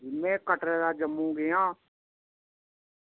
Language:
Dogri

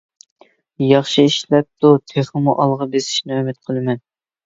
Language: Uyghur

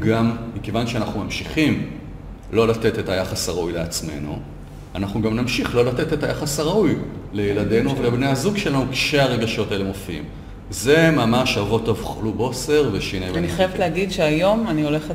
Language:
Hebrew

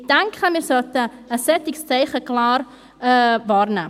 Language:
Swiss German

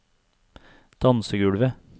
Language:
Norwegian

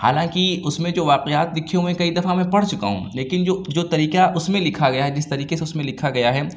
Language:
Urdu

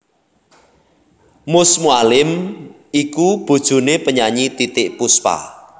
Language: Javanese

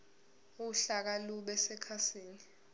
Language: Zulu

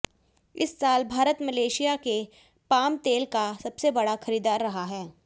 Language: Hindi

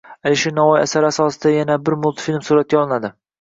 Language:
Uzbek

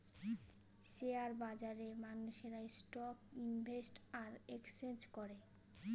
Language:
Bangla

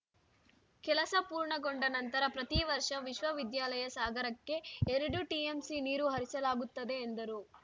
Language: Kannada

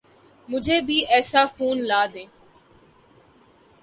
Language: Urdu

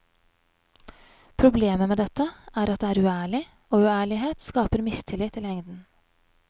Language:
Norwegian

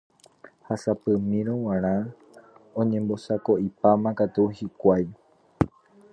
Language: Guarani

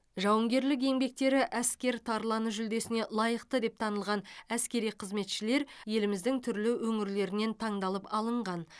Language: Kazakh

